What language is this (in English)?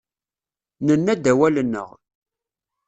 Kabyle